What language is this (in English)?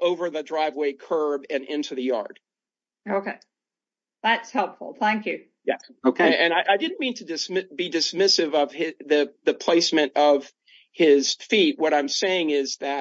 English